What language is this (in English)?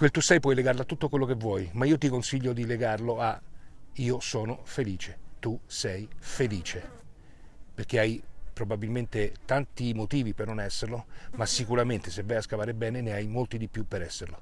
Italian